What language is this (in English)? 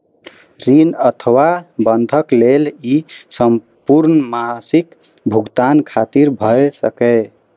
Maithili